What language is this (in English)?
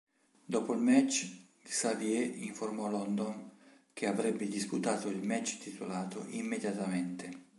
Italian